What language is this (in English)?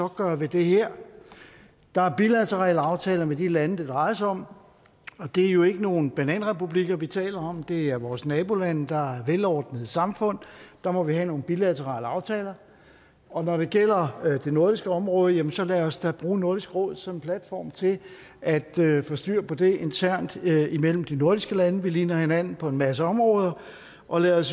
Danish